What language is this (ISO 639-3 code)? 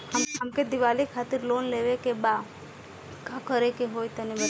bho